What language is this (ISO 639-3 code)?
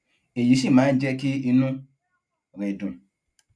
yor